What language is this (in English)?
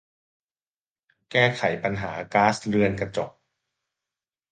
Thai